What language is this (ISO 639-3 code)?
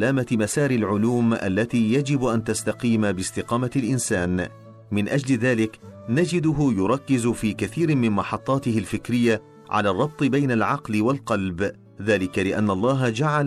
ara